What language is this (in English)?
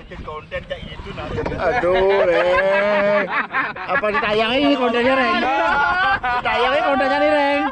Indonesian